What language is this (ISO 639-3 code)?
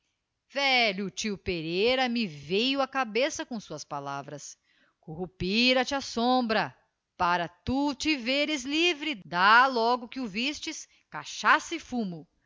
por